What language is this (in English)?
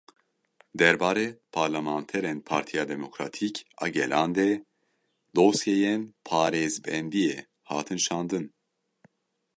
Kurdish